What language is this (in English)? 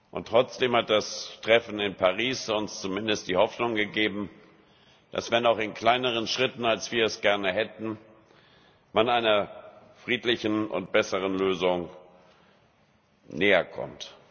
German